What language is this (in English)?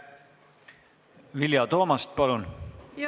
Estonian